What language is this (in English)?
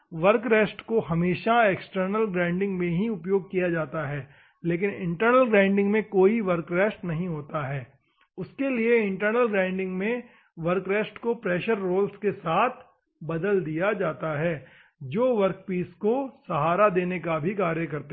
Hindi